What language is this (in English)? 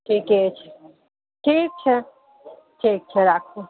Maithili